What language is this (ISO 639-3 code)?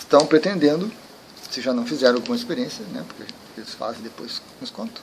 por